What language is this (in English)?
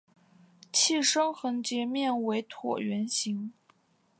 Chinese